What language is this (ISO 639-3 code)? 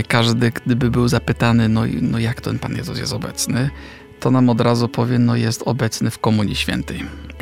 pol